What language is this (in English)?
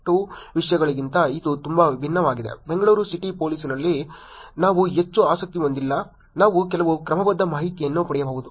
Kannada